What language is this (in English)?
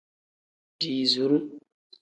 Tem